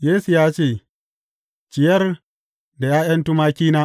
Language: Hausa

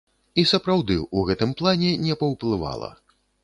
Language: Belarusian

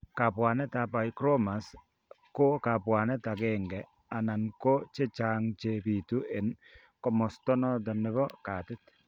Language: Kalenjin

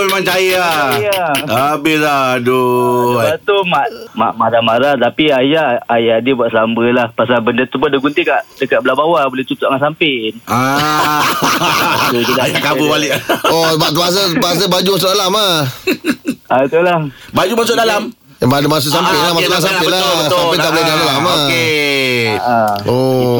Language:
Malay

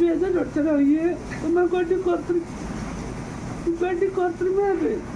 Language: Korean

